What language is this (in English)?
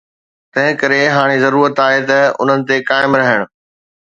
Sindhi